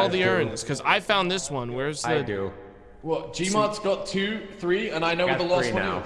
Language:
English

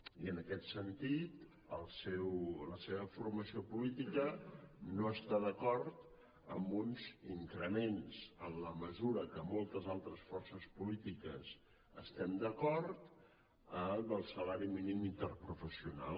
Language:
Catalan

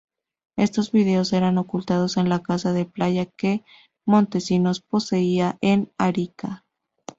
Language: Spanish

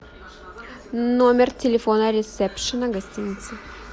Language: Russian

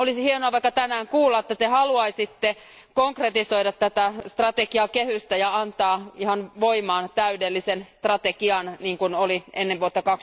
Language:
Finnish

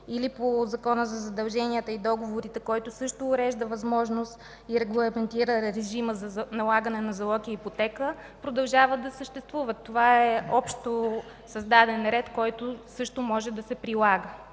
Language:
Bulgarian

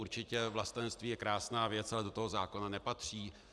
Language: Czech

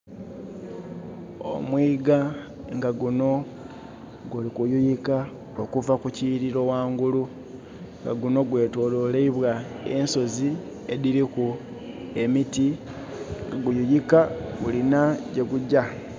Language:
Soga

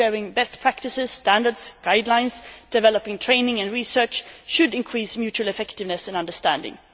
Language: English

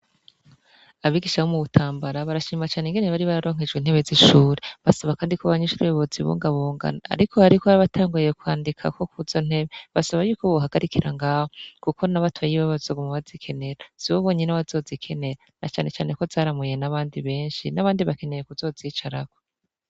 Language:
Rundi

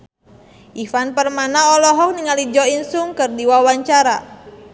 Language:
Sundanese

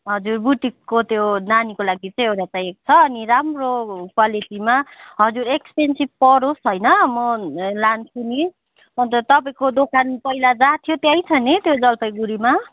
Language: Nepali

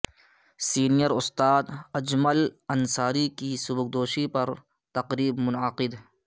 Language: Urdu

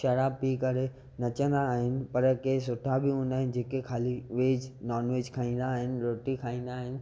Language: Sindhi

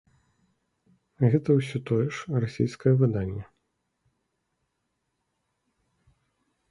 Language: Belarusian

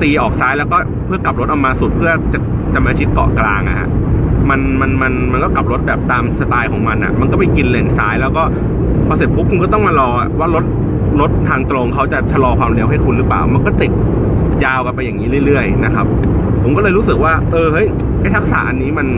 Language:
Thai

